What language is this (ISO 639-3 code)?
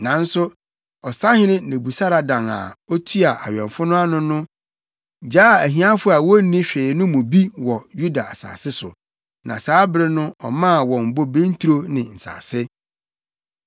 aka